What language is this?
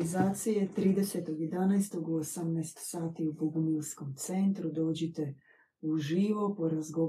Croatian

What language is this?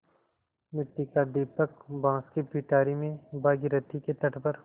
Hindi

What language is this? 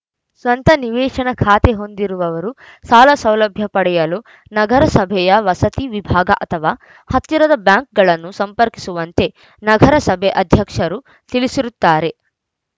Kannada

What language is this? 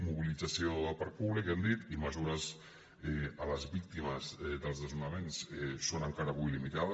Catalan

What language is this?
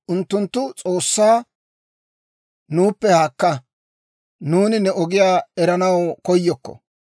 Dawro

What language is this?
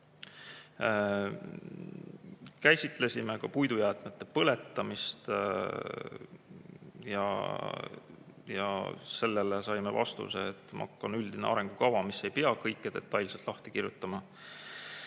Estonian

